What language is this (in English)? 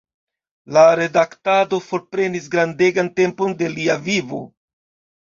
Esperanto